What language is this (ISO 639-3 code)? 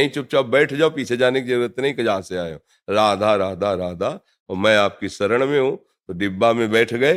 hin